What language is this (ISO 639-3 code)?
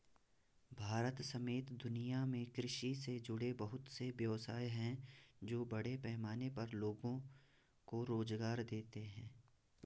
hin